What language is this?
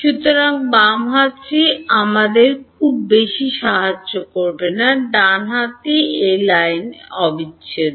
Bangla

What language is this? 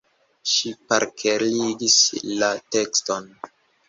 Esperanto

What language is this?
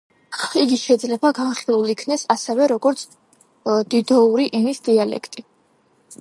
Georgian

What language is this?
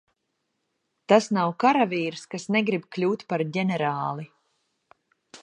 Latvian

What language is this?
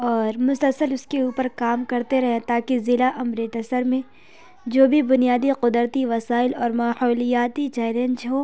Urdu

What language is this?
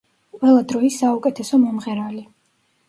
Georgian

